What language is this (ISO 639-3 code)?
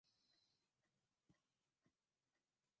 swa